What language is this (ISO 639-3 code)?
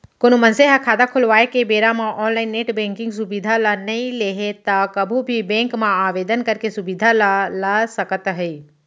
hne